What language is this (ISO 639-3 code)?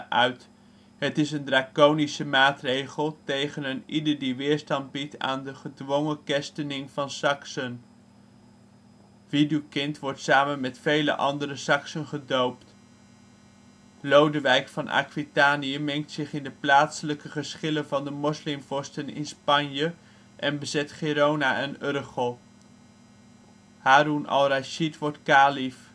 nld